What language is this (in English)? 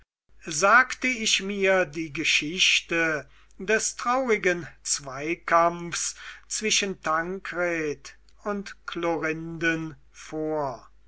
German